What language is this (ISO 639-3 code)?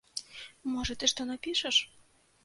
bel